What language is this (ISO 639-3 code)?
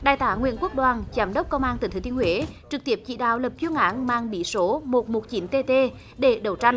vie